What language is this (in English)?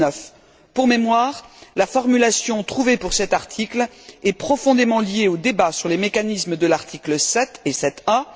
French